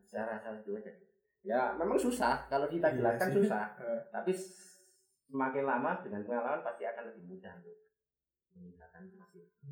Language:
Indonesian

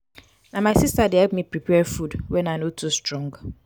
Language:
Nigerian Pidgin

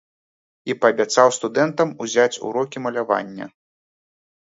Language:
Belarusian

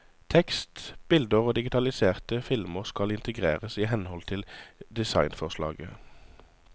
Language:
Norwegian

